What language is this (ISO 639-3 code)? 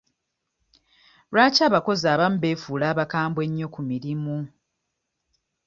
lug